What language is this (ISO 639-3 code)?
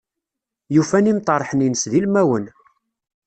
kab